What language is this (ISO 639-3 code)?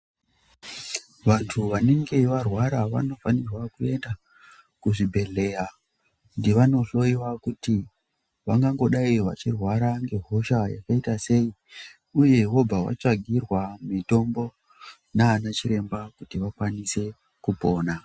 ndc